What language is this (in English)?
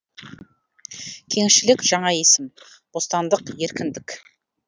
Kazakh